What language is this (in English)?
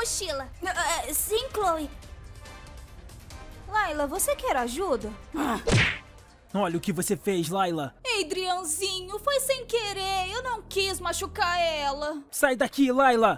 Portuguese